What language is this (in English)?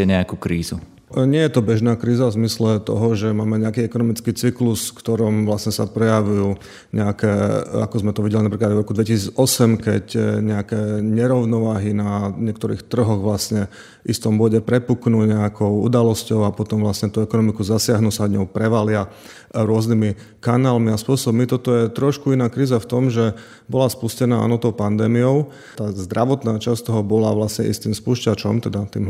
Slovak